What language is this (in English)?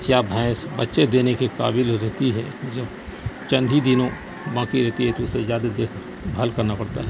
Urdu